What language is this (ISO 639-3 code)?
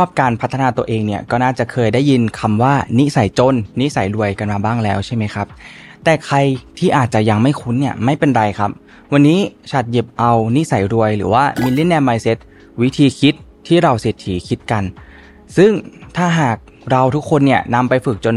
tha